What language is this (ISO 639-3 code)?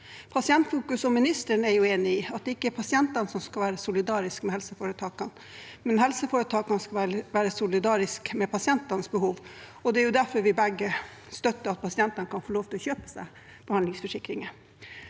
nor